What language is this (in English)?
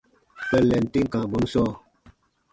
Baatonum